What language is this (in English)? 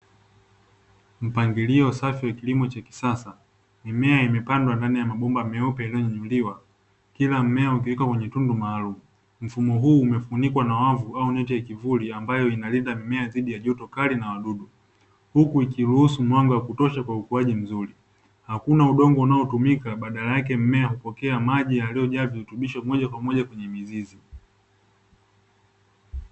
Swahili